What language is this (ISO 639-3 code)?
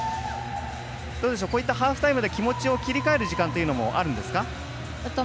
jpn